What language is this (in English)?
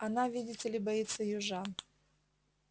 Russian